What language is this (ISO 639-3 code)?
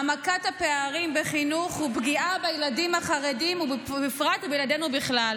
heb